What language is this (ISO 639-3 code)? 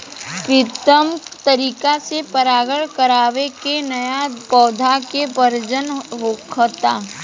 bho